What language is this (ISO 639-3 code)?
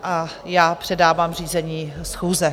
ces